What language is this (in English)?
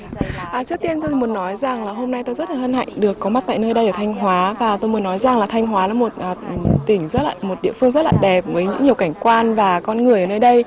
Vietnamese